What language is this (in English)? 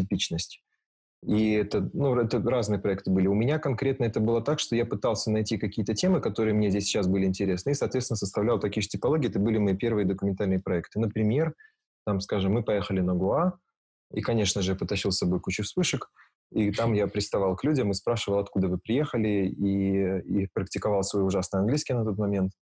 Russian